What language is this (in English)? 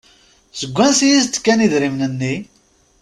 Kabyle